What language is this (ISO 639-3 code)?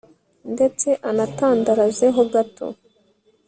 kin